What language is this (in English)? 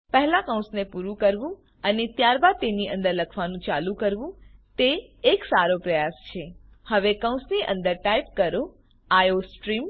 Gujarati